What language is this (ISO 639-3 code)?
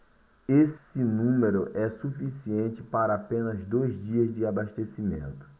por